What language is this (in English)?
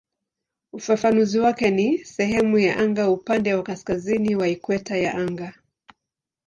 Swahili